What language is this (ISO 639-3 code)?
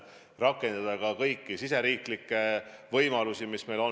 est